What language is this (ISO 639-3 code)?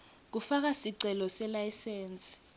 ssw